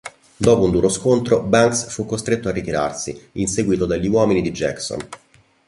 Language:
Italian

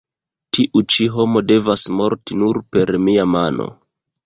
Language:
Esperanto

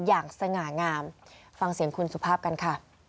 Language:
Thai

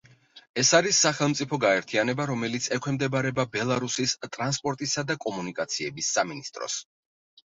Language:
Georgian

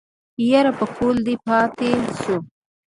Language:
Pashto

